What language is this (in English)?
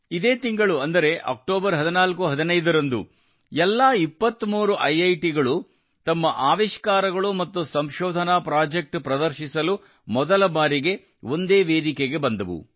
Kannada